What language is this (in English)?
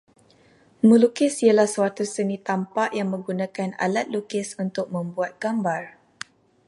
Malay